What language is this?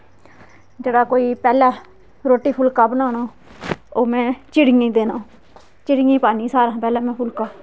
Dogri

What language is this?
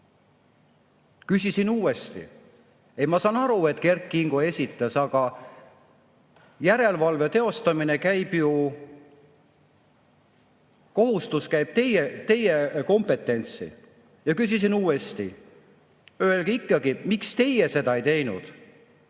Estonian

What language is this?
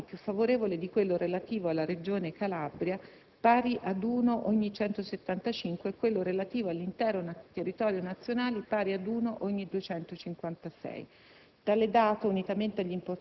Italian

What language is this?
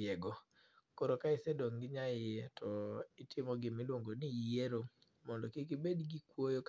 Luo (Kenya and Tanzania)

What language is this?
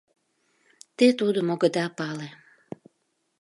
Mari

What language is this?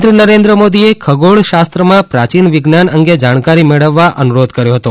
Gujarati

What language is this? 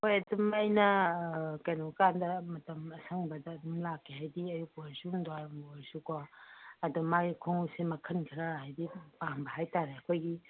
Manipuri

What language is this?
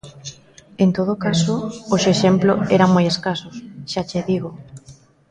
Galician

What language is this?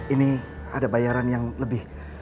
Indonesian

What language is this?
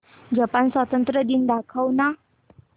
Marathi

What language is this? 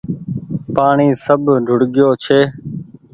Goaria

